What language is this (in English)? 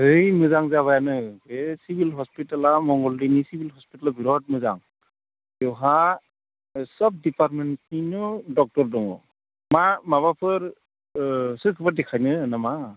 Bodo